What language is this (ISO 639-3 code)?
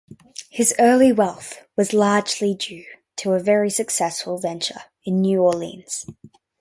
eng